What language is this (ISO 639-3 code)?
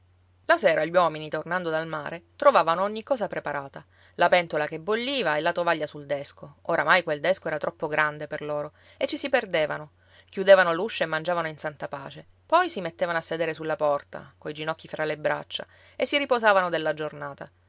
ita